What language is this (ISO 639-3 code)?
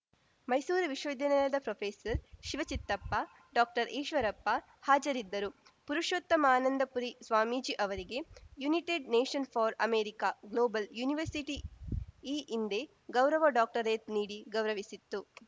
kan